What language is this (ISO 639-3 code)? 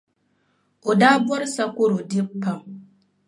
dag